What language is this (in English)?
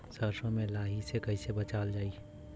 Bhojpuri